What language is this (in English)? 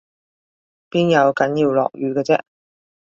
Cantonese